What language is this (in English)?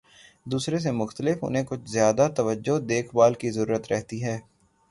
Urdu